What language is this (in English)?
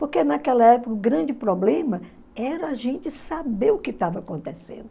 Portuguese